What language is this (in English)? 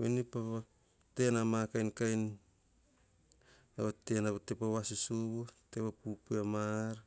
Hahon